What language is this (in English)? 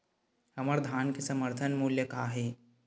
Chhattisgarhi